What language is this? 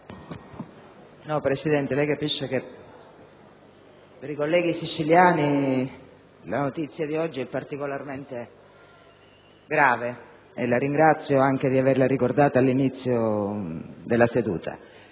Italian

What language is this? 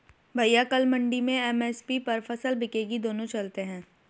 Hindi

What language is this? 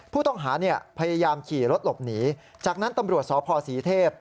Thai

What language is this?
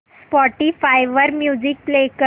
Marathi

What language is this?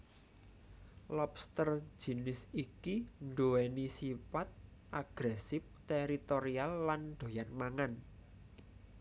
Javanese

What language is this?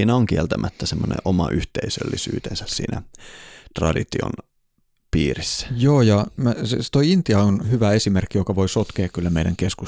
Finnish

